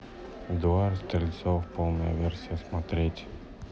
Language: Russian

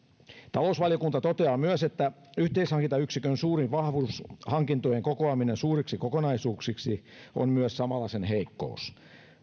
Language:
Finnish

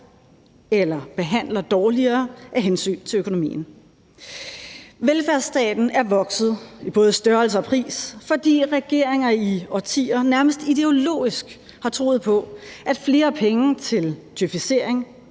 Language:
Danish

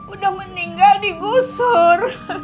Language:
Indonesian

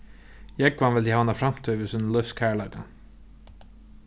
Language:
Faroese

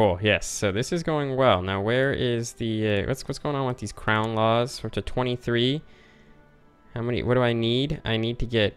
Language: English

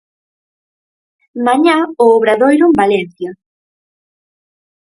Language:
Galician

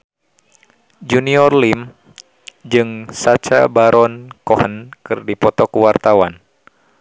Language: Sundanese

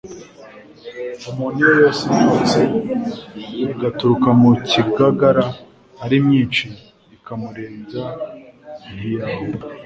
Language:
Kinyarwanda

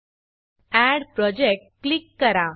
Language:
Marathi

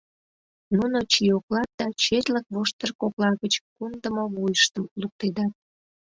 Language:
Mari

